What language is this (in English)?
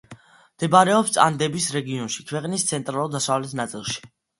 Georgian